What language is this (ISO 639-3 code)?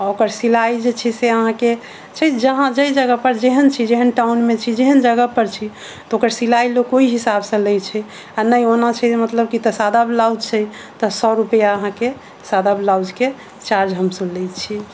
mai